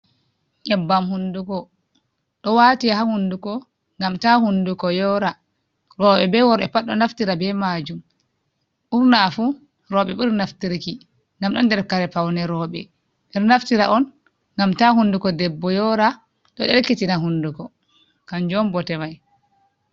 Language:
Fula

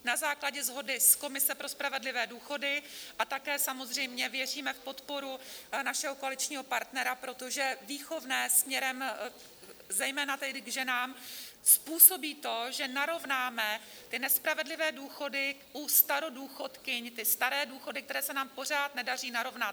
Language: Czech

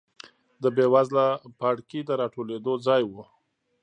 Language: Pashto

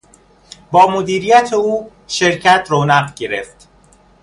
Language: Persian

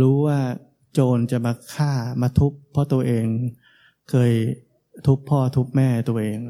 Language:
Thai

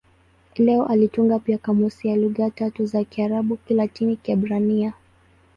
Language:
Swahili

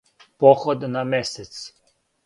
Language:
Serbian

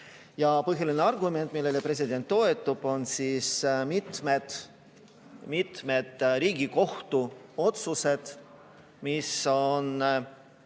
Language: Estonian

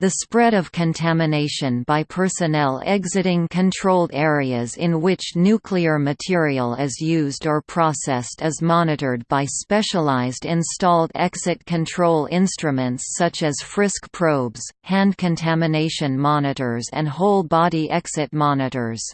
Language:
English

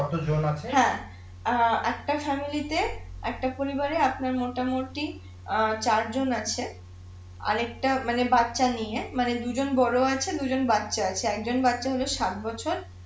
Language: Bangla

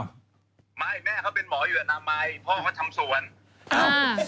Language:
Thai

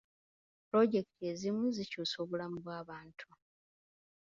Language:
Ganda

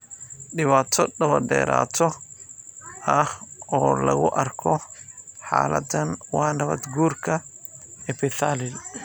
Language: Somali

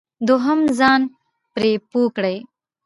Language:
Pashto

